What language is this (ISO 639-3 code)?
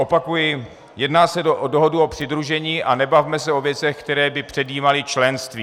ces